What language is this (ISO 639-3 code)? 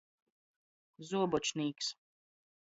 ltg